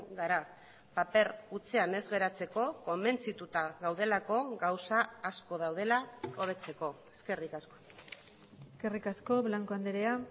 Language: Basque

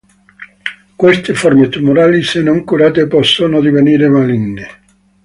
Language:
Italian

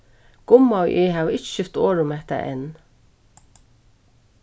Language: Faroese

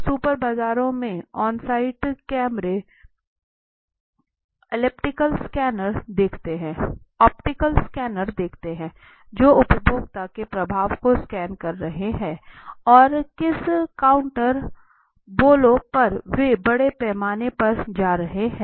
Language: Hindi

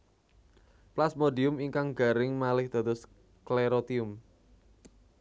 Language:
Javanese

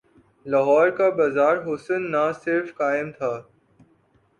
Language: Urdu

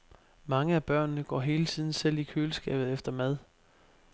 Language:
Danish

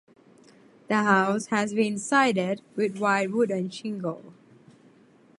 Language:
English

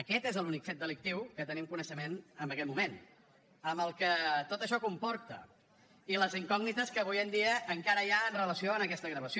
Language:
Catalan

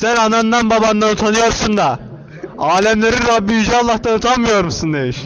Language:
Turkish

